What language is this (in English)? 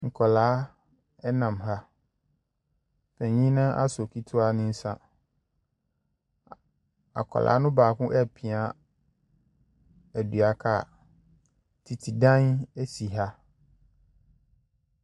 Akan